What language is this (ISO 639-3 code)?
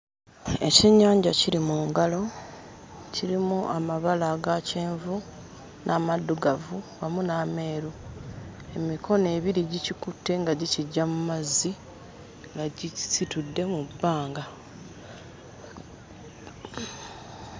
lug